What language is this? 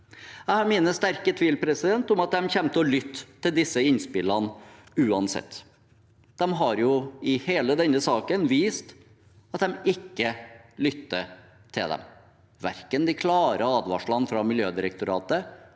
Norwegian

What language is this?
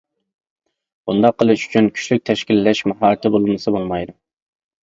Uyghur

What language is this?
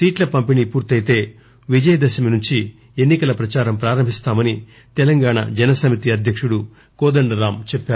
Telugu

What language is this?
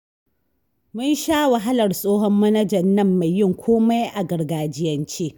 Hausa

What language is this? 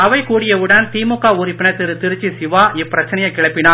Tamil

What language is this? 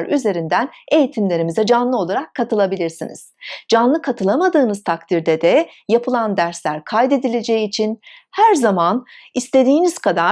Turkish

